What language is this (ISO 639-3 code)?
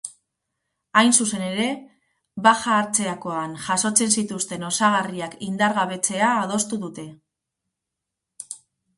eus